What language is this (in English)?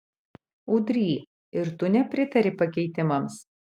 Lithuanian